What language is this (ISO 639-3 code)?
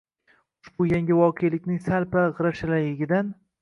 uzb